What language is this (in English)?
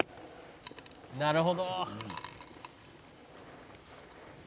Japanese